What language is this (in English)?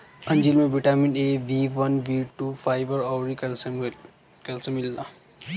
Bhojpuri